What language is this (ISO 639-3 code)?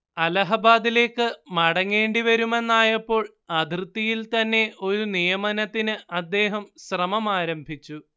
mal